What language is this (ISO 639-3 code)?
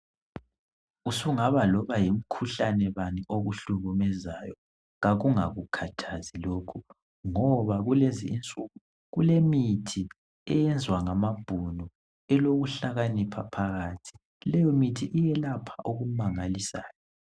nde